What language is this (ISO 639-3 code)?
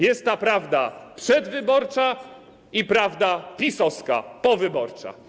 pol